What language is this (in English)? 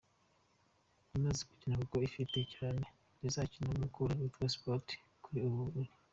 Kinyarwanda